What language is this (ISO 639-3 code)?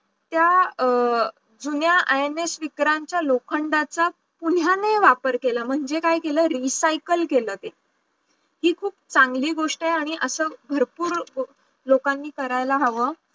mar